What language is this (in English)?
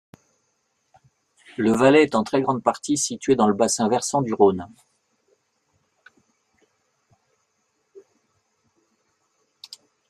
French